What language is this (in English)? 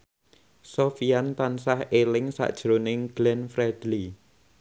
Javanese